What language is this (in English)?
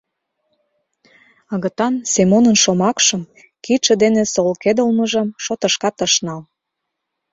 Mari